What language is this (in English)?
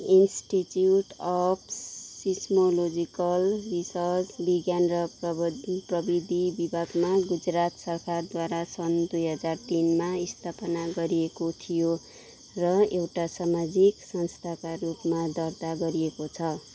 Nepali